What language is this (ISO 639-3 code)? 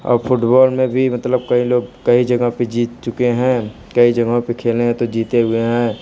hin